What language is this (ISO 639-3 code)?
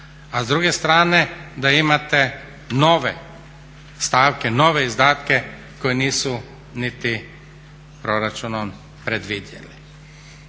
hrv